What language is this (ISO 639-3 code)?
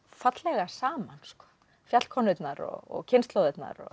isl